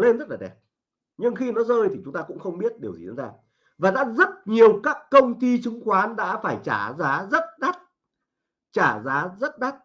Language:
Vietnamese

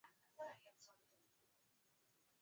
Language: Swahili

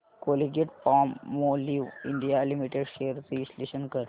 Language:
Marathi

